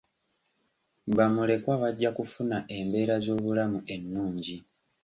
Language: Ganda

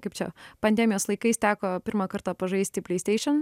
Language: Lithuanian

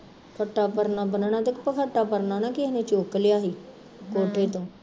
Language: Punjabi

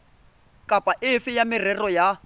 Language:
Tswana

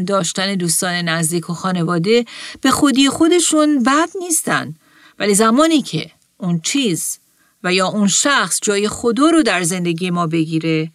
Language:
Persian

